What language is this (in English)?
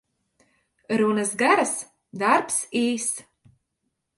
Latvian